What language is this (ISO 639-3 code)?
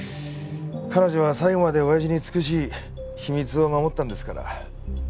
jpn